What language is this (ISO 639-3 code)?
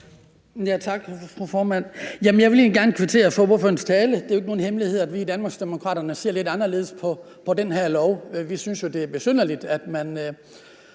dan